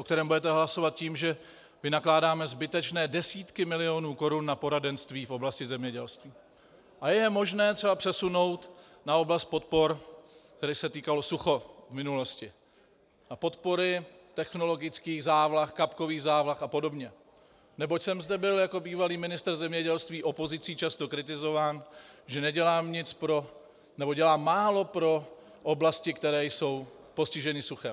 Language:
Czech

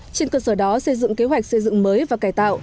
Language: Vietnamese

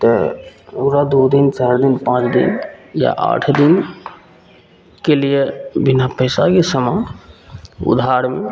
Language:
Maithili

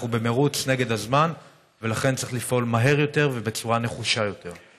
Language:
Hebrew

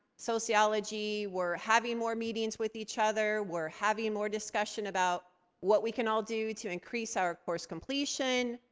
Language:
English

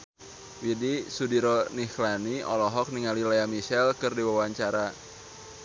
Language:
Sundanese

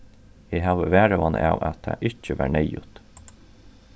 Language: Faroese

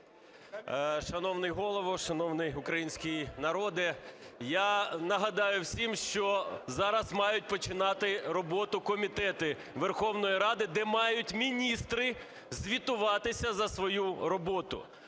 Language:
Ukrainian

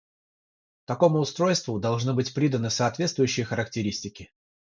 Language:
Russian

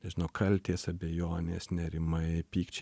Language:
Lithuanian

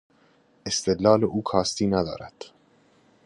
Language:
Persian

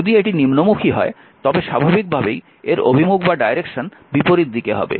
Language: Bangla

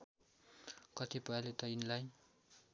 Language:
Nepali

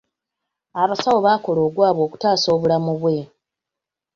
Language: Ganda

